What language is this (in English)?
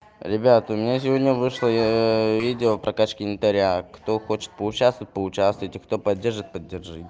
Russian